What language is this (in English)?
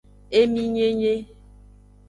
Aja (Benin)